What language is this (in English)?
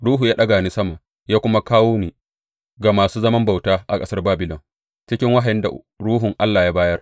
Hausa